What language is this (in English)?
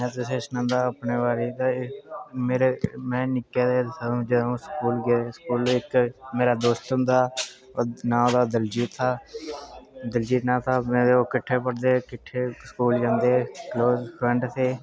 Dogri